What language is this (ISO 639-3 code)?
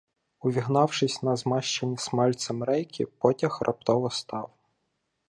ukr